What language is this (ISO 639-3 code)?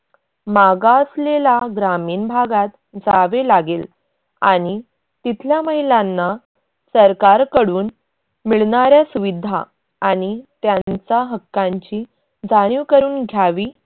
mar